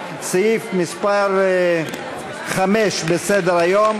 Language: Hebrew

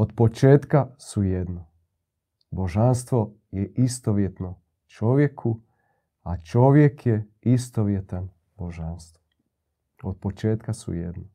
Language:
Croatian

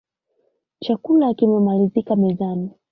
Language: Swahili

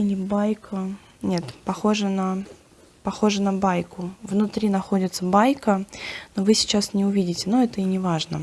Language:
Russian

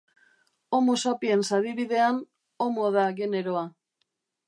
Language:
Basque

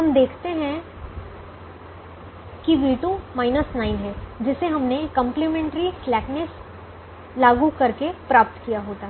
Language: Hindi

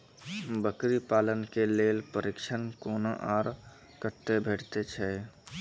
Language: Maithili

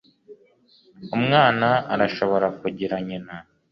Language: Kinyarwanda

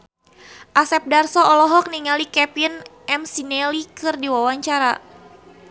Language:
Sundanese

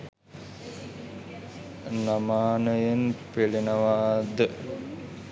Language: Sinhala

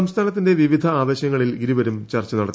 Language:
Malayalam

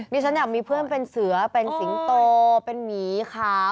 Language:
Thai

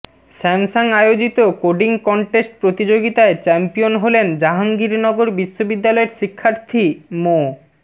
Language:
Bangla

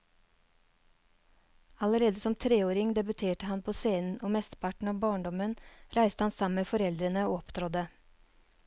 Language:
Norwegian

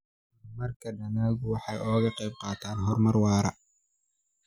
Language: Somali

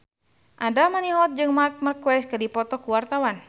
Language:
Sundanese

